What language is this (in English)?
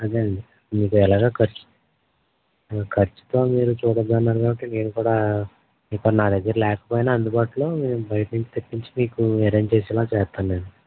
Telugu